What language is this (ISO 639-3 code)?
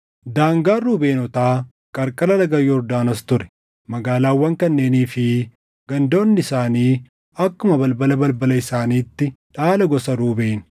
orm